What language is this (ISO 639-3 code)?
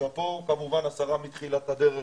heb